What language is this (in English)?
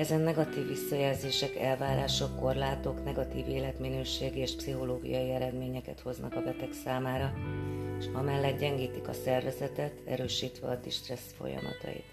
Hungarian